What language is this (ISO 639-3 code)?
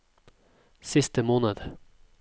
nor